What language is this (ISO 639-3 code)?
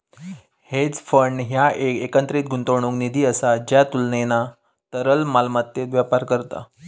mar